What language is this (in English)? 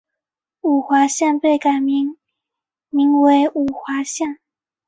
Chinese